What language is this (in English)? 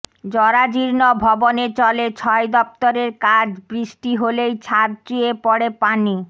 Bangla